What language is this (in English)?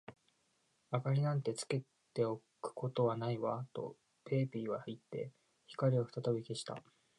Japanese